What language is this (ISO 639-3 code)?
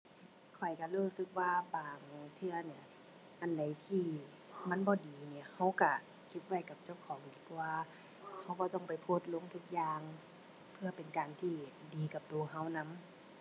tha